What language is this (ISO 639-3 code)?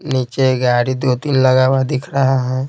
hin